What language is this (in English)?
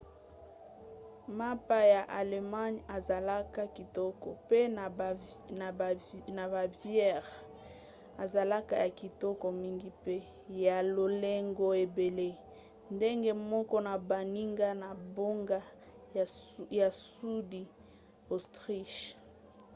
Lingala